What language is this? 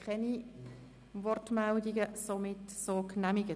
Swiss German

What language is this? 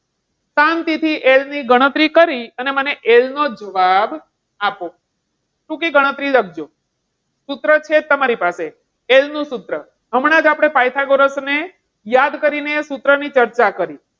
Gujarati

